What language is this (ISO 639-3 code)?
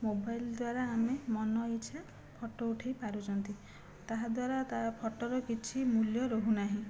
ori